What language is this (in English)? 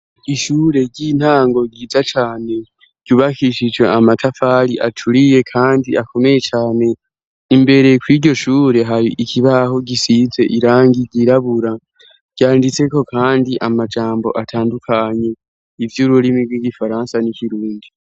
Rundi